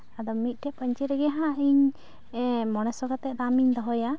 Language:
Santali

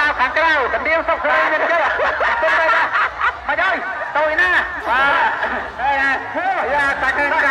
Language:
Thai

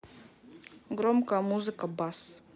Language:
Russian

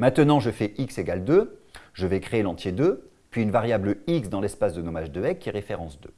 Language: French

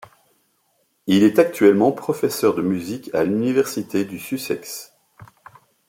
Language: French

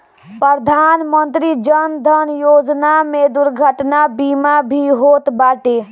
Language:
Bhojpuri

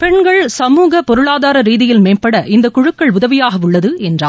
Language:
Tamil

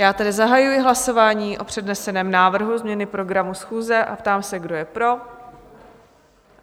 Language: Czech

